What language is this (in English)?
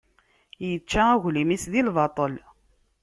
Kabyle